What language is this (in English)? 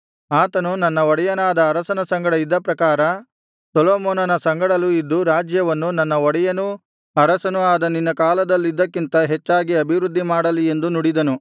Kannada